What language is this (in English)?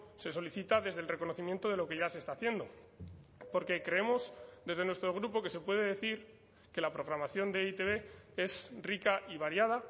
Spanish